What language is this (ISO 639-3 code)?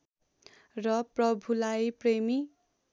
nep